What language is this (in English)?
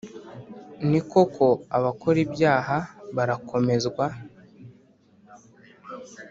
Kinyarwanda